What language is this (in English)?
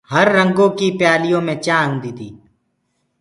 Gurgula